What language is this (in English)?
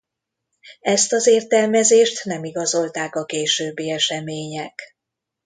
Hungarian